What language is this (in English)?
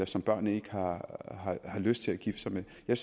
Danish